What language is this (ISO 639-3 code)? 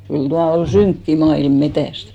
fin